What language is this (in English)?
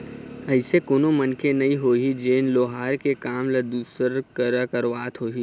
Chhattisgarhi